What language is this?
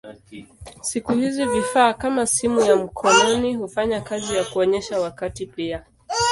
Swahili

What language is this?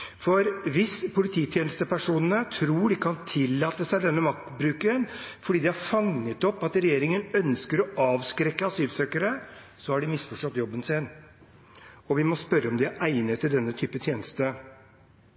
Norwegian Bokmål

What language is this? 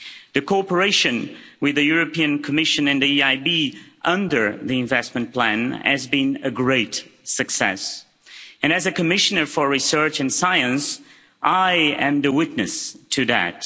English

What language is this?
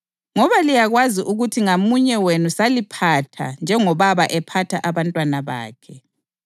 North Ndebele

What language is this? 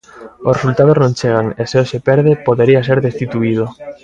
Galician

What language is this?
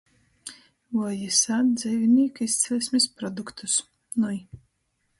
Latgalian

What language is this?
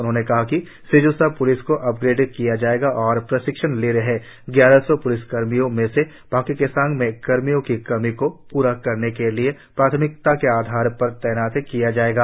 Hindi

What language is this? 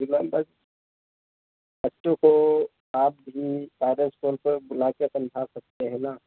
Hindi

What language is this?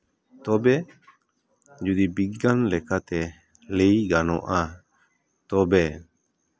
Santali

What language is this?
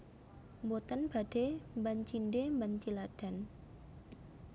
Javanese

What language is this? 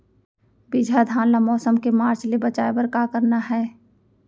Chhattisgarhi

